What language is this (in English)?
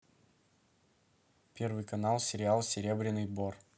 Russian